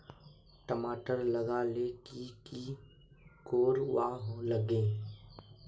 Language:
Magahi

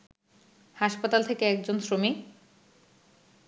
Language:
Bangla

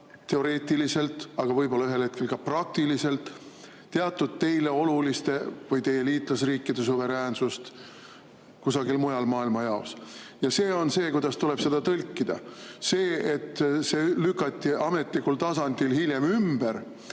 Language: Estonian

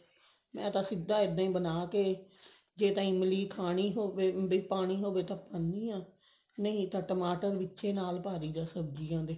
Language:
Punjabi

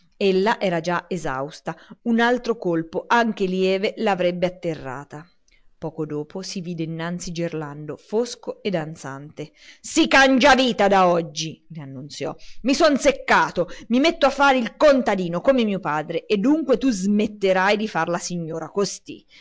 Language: Italian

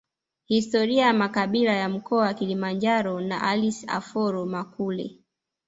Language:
Swahili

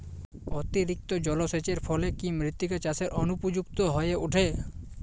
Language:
Bangla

